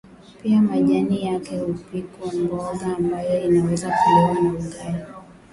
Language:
Swahili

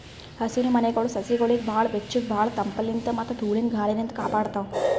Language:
Kannada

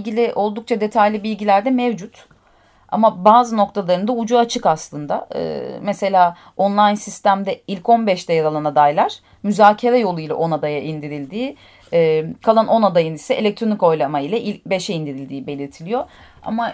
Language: Turkish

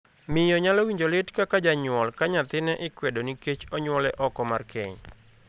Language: Luo (Kenya and Tanzania)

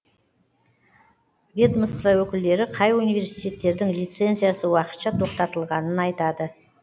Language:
Kazakh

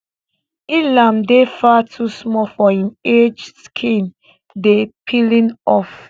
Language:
Nigerian Pidgin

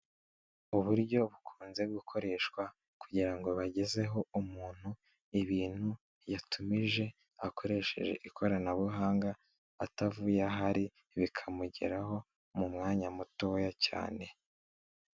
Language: Kinyarwanda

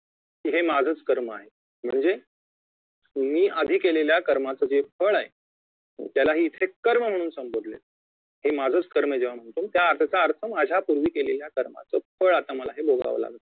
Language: Marathi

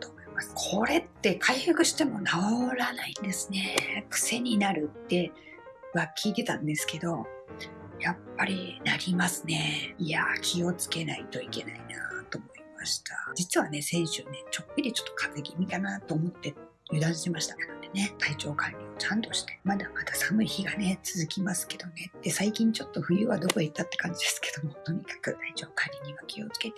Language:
Japanese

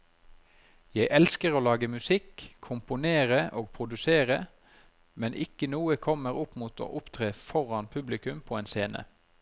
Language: Norwegian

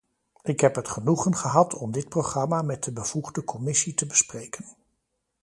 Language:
Dutch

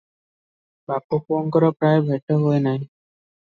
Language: Odia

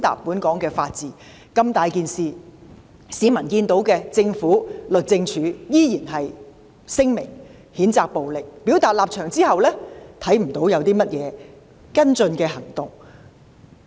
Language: Cantonese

